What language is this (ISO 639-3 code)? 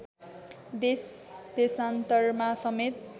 nep